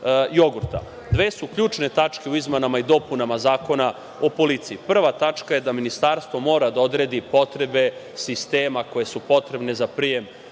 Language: Serbian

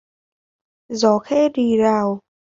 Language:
Vietnamese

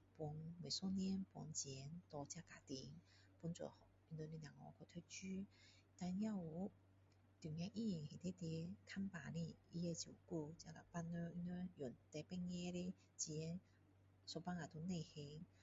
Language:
Min Dong Chinese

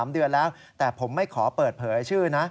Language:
Thai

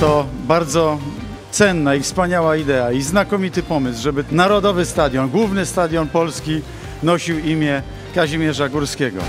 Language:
Polish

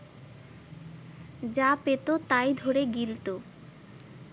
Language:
Bangla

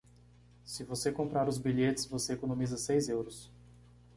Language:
Portuguese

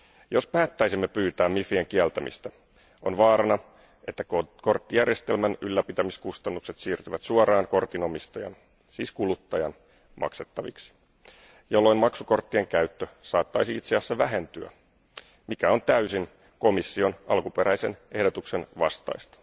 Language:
Finnish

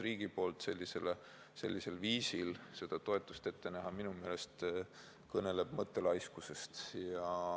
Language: Estonian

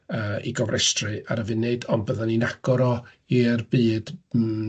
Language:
Welsh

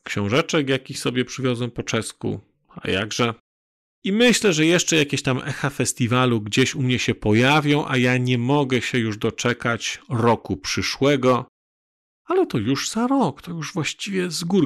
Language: Polish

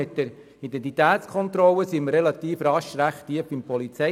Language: Swiss German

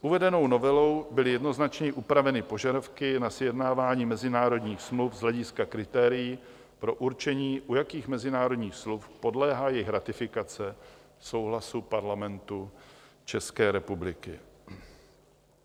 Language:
Czech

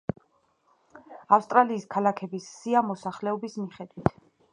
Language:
Georgian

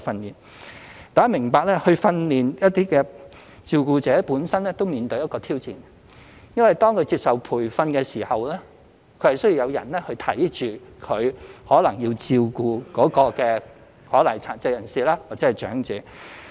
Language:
Cantonese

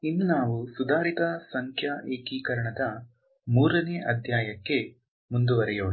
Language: Kannada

